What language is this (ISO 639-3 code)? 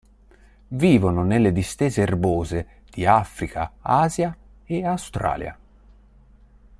ita